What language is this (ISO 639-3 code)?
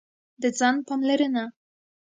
pus